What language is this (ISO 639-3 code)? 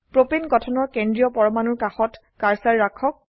asm